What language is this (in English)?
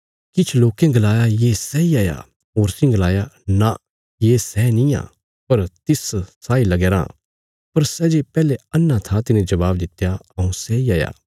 Bilaspuri